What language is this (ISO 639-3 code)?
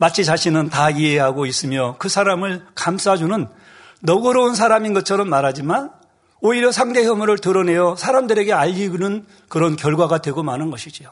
kor